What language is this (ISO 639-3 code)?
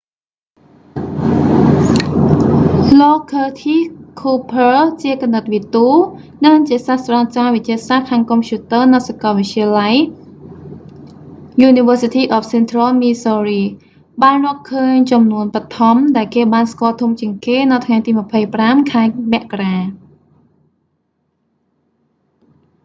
khm